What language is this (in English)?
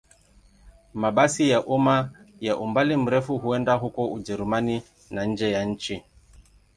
Swahili